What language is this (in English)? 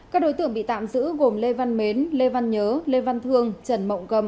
Vietnamese